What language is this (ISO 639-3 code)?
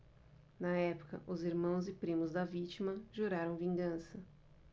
por